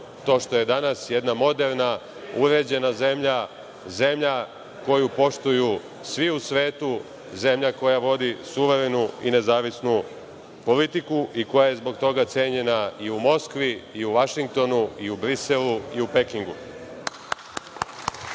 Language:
Serbian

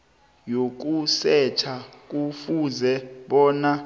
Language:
South Ndebele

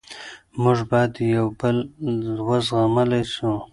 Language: Pashto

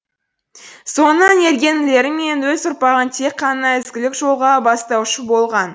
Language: Kazakh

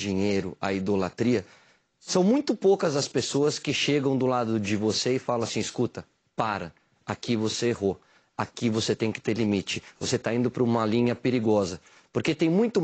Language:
Portuguese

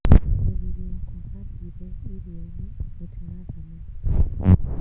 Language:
Kikuyu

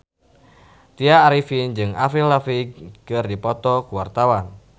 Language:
Sundanese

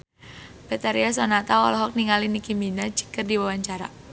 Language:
Sundanese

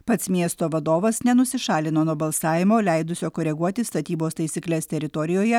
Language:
Lithuanian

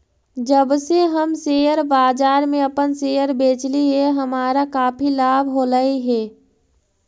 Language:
Magahi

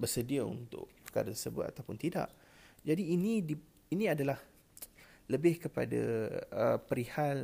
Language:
Malay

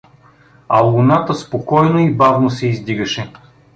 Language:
Bulgarian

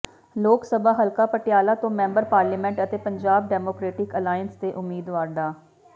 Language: Punjabi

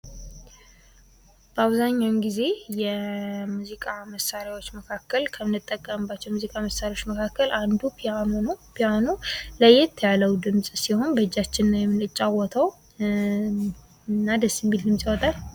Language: Amharic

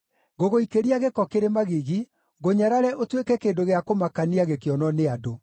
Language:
Kikuyu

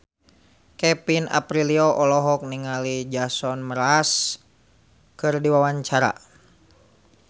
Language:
Sundanese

